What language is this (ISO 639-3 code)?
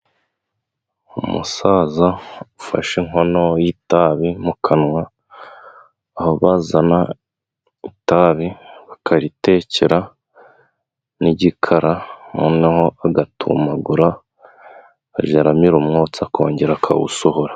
kin